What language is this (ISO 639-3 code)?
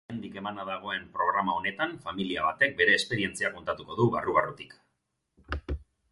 eus